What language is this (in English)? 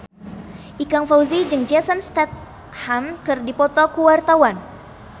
Sundanese